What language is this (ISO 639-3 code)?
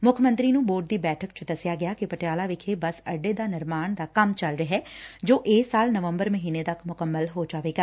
pan